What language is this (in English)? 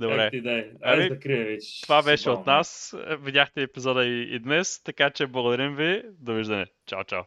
Bulgarian